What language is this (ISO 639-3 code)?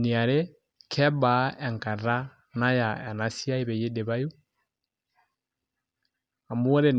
mas